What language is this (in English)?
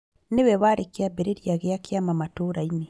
Kikuyu